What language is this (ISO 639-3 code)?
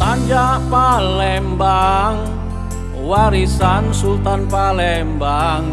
ind